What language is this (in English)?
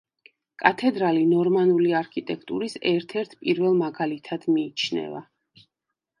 Georgian